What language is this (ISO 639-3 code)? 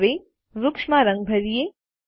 guj